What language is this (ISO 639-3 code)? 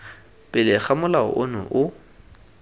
tsn